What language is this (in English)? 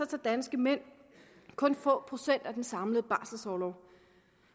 Danish